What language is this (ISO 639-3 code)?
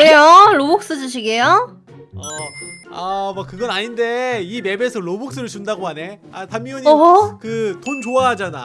kor